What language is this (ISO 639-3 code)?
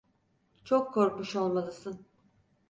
tur